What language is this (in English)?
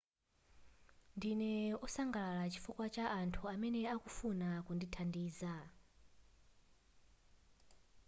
Nyanja